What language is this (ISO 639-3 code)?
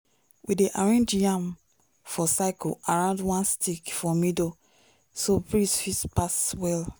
pcm